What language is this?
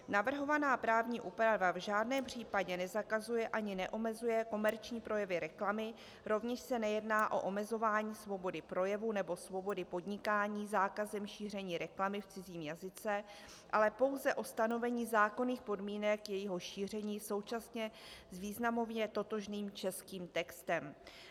Czech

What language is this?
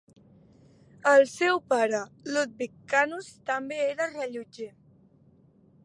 Catalan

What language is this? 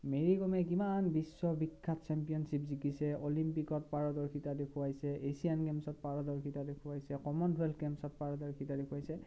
Assamese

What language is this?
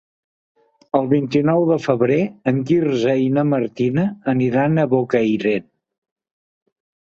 Catalan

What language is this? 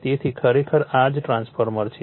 Gujarati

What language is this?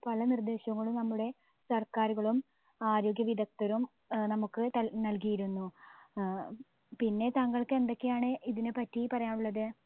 Malayalam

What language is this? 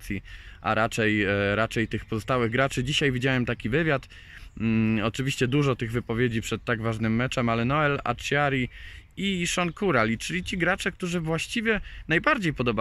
Polish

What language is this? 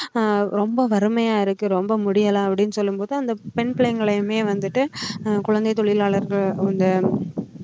Tamil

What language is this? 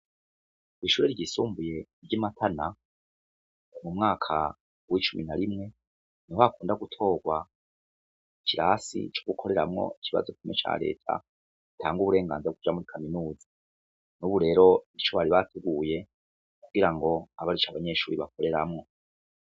Rundi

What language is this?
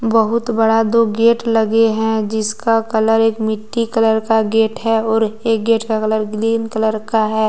Hindi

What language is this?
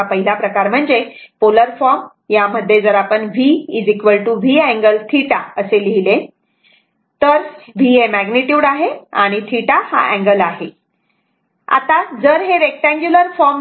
Marathi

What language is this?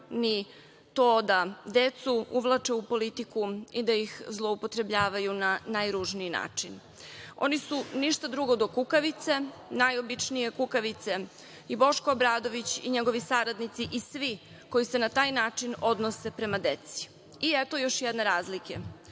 Serbian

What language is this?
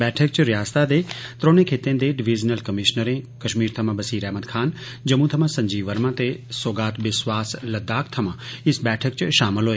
Dogri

